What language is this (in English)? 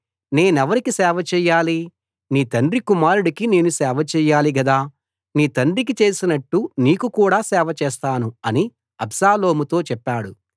Telugu